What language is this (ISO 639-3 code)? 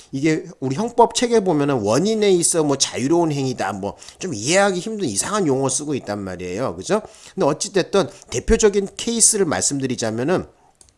kor